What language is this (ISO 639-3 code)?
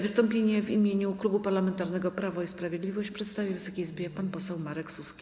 pol